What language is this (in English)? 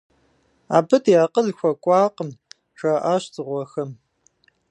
Kabardian